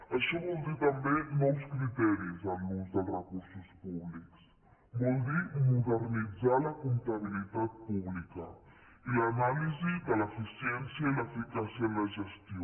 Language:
Catalan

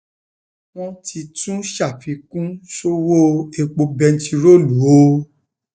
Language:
Yoruba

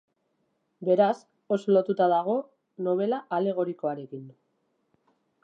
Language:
Basque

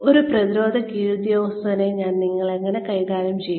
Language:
Malayalam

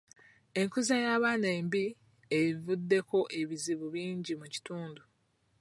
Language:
Ganda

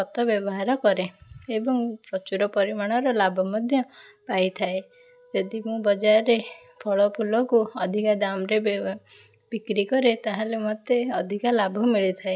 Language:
Odia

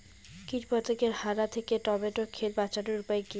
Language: Bangla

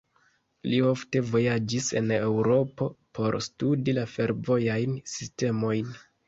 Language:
Esperanto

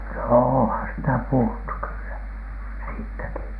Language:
Finnish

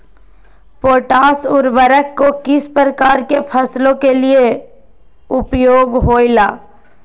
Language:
Magahi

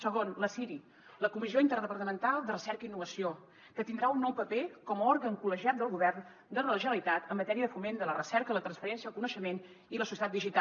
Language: Catalan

